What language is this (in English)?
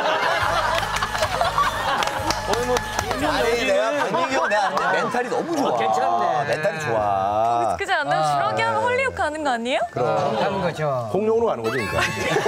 Korean